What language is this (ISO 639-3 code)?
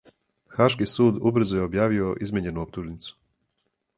srp